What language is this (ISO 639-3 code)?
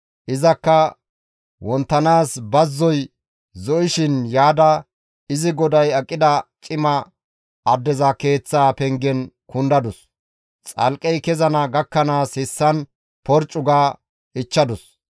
gmv